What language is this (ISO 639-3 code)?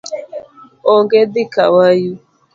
luo